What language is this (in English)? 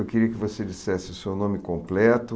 Portuguese